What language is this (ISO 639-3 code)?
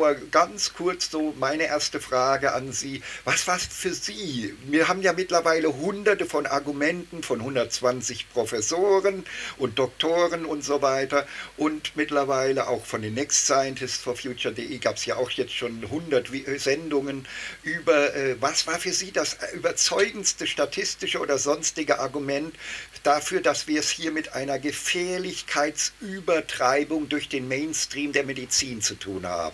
deu